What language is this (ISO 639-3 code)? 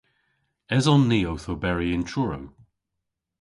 cor